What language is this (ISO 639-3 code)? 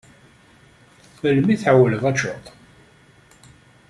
kab